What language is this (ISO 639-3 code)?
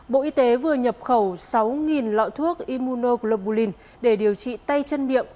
vie